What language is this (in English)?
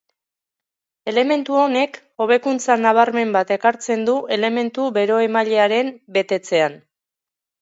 Basque